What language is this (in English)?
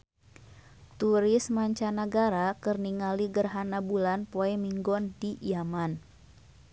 Sundanese